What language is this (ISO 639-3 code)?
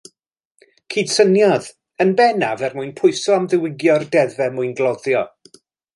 cym